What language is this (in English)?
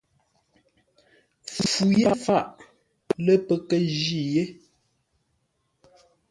Ngombale